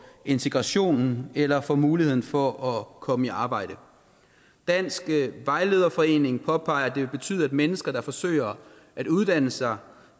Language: Danish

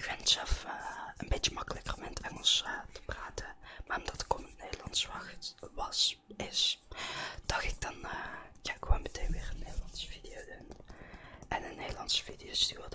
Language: Dutch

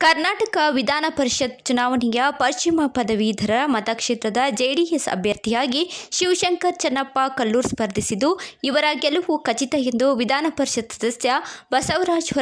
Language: Hindi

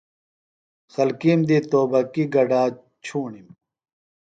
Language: Phalura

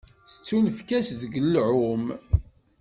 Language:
Kabyle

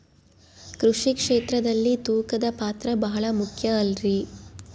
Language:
Kannada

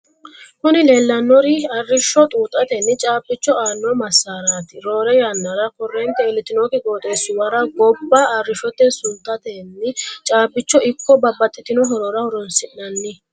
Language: Sidamo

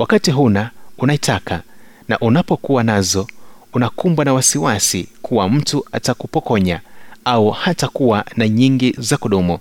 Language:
Swahili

